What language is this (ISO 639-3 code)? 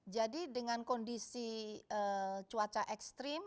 ind